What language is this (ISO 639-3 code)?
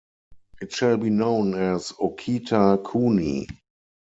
eng